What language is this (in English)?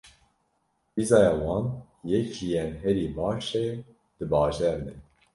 Kurdish